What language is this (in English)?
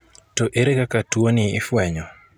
Luo (Kenya and Tanzania)